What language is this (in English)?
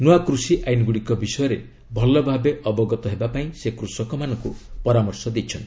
Odia